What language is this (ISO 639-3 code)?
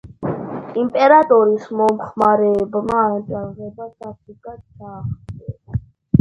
kat